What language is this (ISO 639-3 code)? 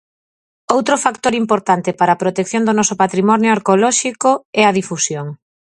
glg